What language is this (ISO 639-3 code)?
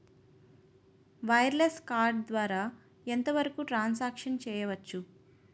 tel